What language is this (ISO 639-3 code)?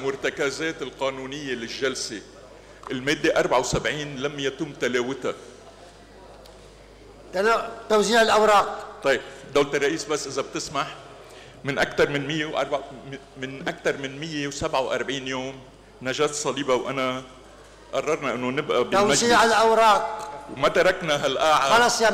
ara